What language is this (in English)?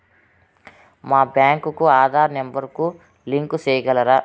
Telugu